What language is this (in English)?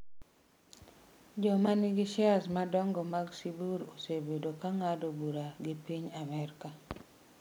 Luo (Kenya and Tanzania)